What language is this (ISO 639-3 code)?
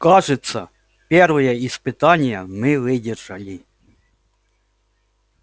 rus